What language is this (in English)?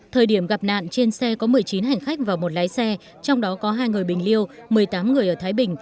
Vietnamese